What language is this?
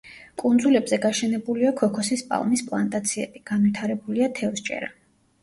Georgian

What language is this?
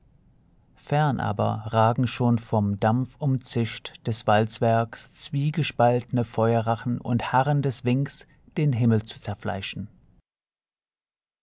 German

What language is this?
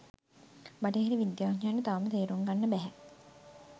Sinhala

